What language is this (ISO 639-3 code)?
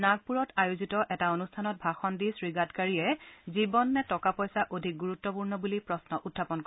asm